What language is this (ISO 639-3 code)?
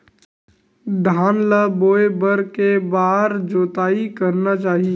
hne